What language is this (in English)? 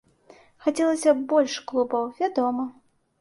Belarusian